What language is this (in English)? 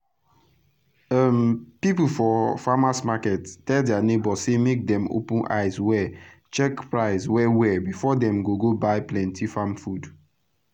Nigerian Pidgin